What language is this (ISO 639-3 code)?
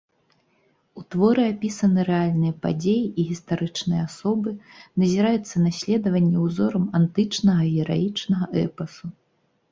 bel